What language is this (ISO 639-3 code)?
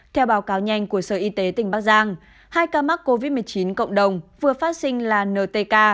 vie